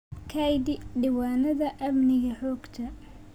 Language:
Somali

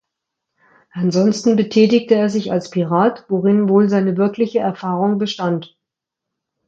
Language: German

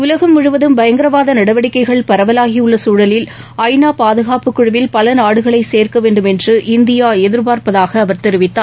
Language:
Tamil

